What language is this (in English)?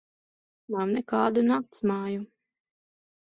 Latvian